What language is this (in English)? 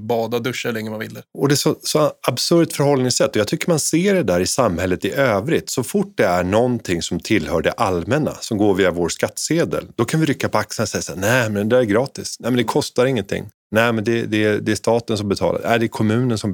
Swedish